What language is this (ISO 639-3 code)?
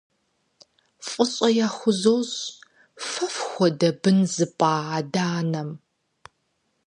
kbd